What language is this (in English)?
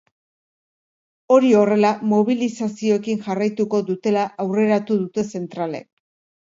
Basque